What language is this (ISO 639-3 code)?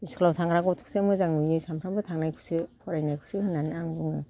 brx